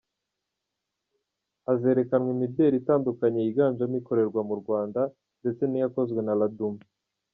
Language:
Kinyarwanda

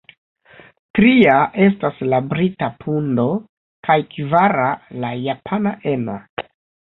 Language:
Esperanto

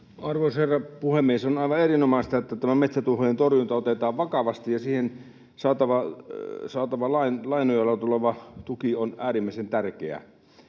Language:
Finnish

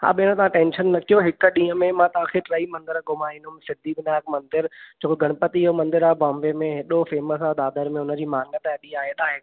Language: Sindhi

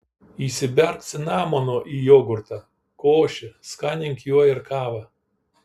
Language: Lithuanian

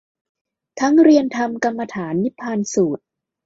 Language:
Thai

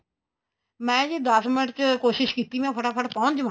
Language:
Punjabi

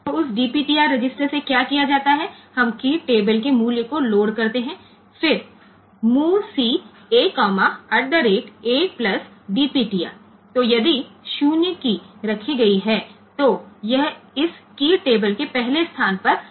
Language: Gujarati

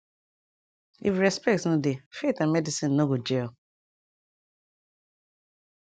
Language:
Nigerian Pidgin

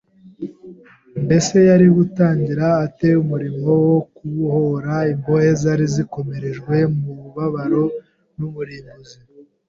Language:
Kinyarwanda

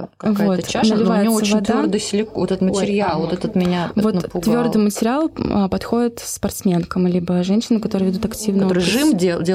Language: Russian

